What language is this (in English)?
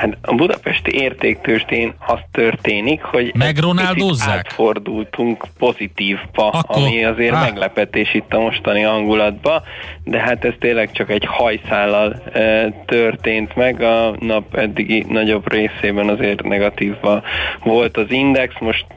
Hungarian